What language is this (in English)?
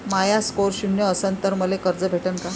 Marathi